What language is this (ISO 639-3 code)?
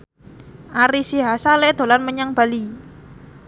jav